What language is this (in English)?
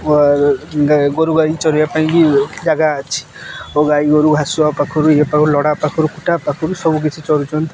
Odia